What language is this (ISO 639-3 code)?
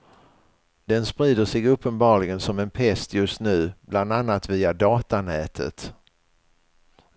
swe